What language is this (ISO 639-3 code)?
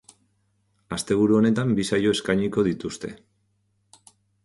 eus